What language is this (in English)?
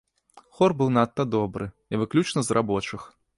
Belarusian